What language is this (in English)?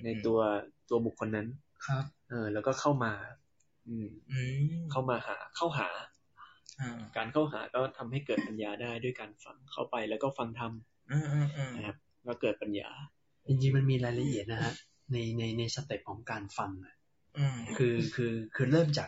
Thai